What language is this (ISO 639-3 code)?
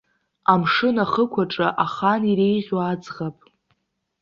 abk